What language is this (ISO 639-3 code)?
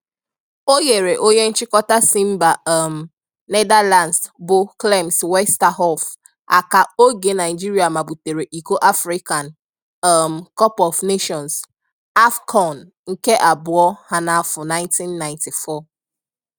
ibo